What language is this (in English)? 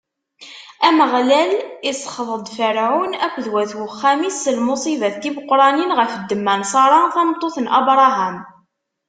Kabyle